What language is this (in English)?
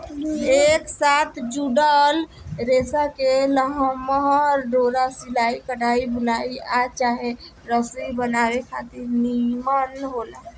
Bhojpuri